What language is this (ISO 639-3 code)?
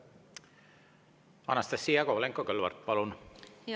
est